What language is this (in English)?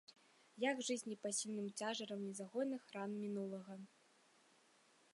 Belarusian